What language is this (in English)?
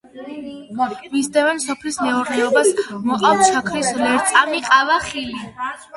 Georgian